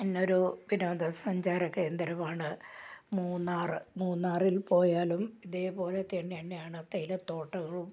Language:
Malayalam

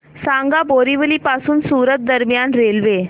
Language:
Marathi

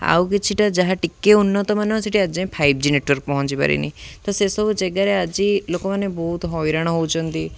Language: Odia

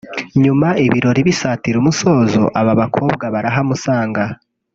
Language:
Kinyarwanda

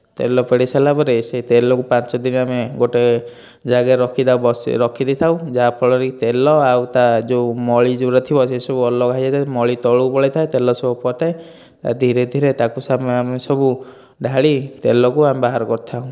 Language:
Odia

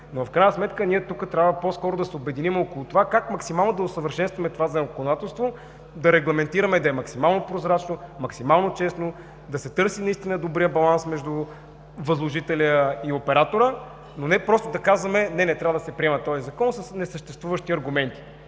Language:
Bulgarian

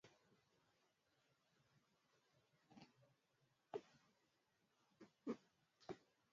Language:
Swahili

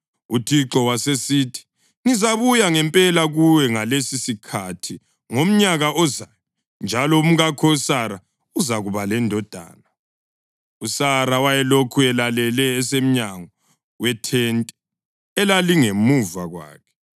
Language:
North Ndebele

